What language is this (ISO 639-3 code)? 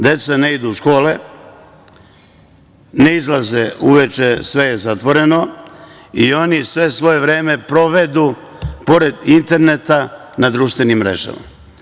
srp